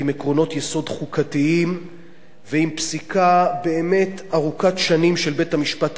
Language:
Hebrew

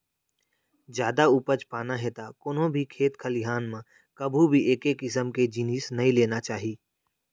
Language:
Chhattisgarhi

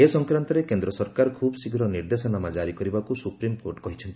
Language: Odia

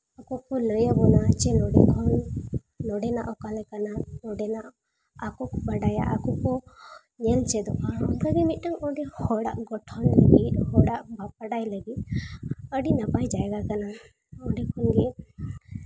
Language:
Santali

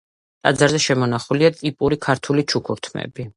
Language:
Georgian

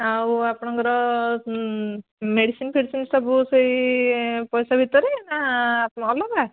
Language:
Odia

